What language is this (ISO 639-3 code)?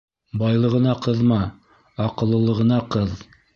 bak